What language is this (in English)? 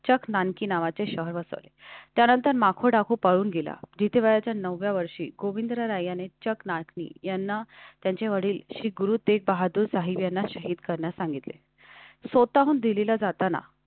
Marathi